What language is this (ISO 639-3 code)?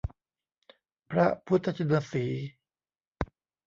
tha